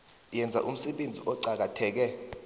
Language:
South Ndebele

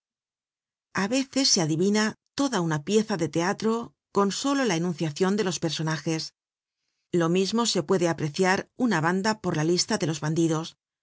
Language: Spanish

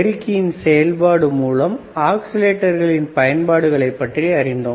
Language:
Tamil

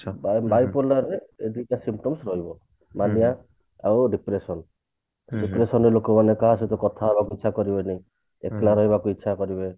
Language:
Odia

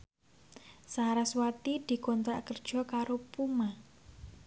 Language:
Javanese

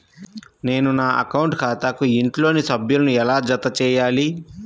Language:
Telugu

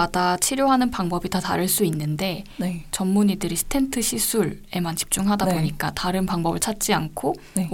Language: Korean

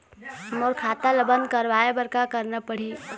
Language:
Chhattisgarhi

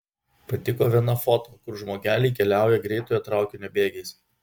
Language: Lithuanian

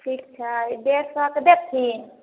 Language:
Maithili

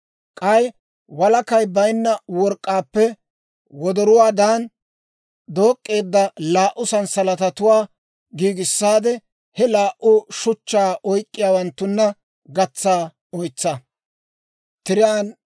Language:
Dawro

